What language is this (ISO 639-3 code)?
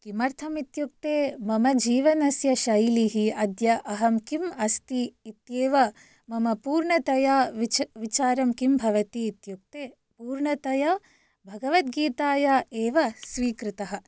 san